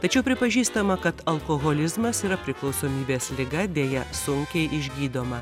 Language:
Lithuanian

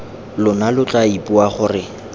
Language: Tswana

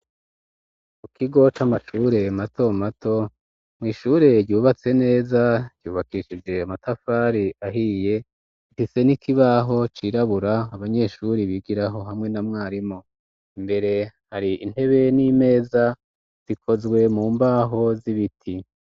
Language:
Rundi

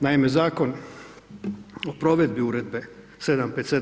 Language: Croatian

